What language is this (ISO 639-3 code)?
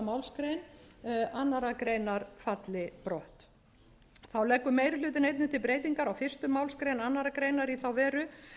isl